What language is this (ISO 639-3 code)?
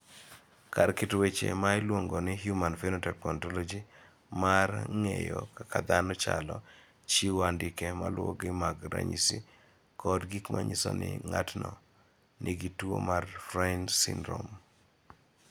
luo